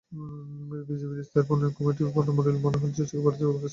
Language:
Bangla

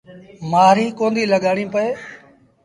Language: Sindhi Bhil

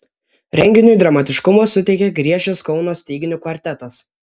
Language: Lithuanian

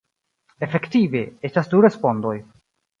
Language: Esperanto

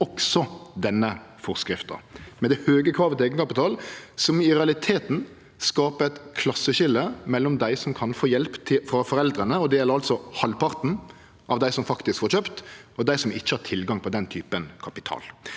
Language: Norwegian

